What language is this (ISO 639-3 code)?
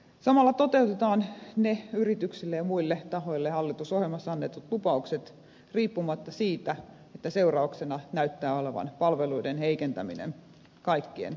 fin